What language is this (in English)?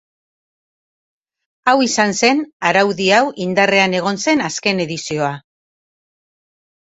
Basque